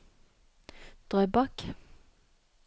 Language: Norwegian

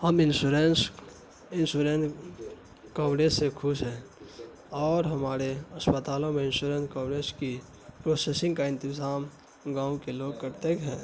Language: Urdu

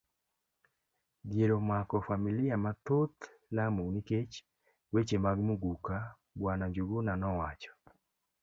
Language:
Luo (Kenya and Tanzania)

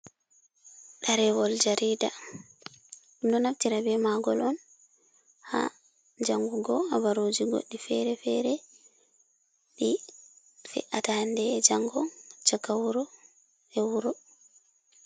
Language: Fula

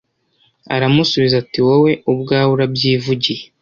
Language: Kinyarwanda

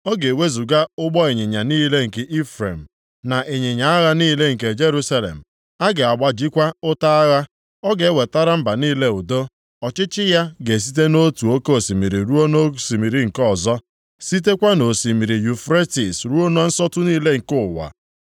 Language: Igbo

